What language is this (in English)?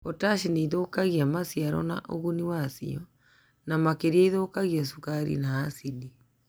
Kikuyu